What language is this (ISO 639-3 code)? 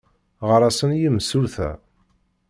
kab